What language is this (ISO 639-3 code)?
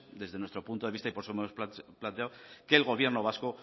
spa